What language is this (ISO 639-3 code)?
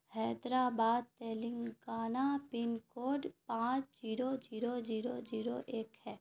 urd